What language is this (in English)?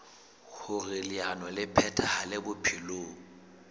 Southern Sotho